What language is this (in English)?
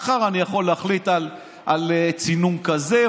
Hebrew